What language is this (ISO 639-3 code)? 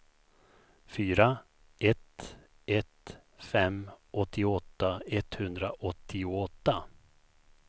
swe